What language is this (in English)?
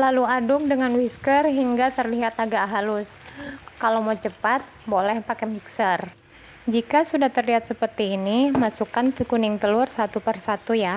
Indonesian